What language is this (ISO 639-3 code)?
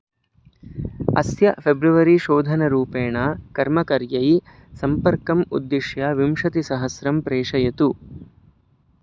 san